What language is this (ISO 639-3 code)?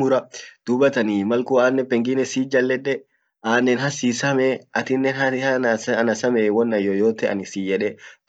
orc